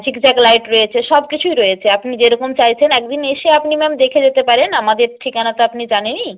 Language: Bangla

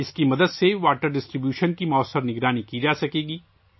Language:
Urdu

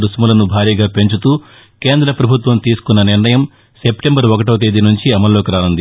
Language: Telugu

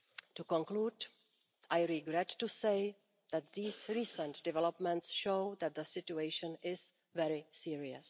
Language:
English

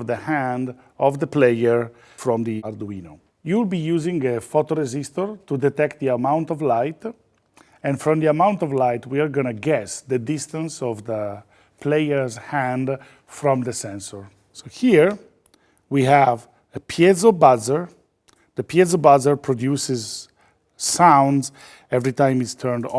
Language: English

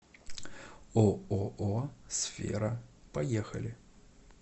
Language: Russian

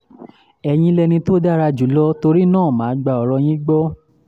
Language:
Yoruba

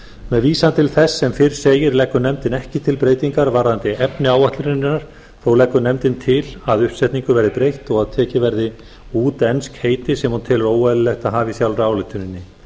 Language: Icelandic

